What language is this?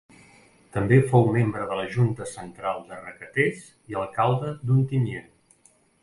Catalan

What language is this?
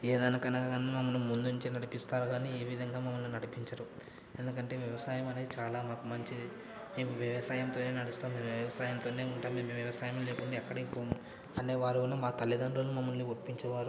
Telugu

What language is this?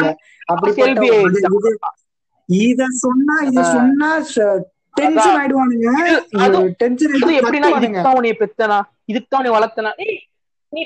Tamil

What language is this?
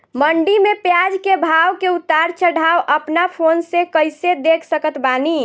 Bhojpuri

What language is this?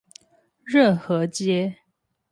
Chinese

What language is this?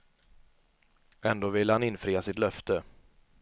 Swedish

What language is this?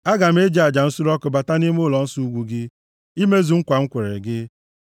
Igbo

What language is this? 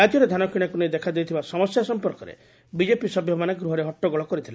Odia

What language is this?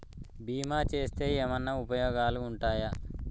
Telugu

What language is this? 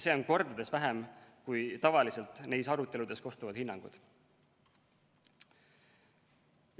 Estonian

